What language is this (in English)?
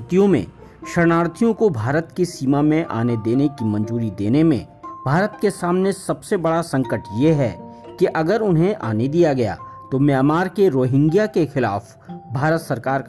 Hindi